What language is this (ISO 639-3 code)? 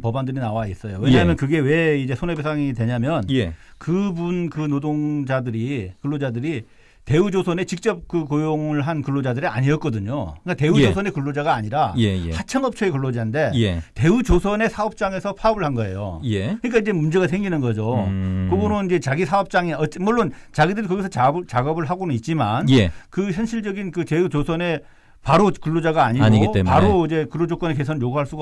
kor